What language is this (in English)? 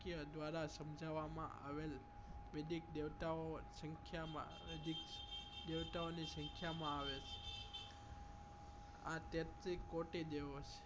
Gujarati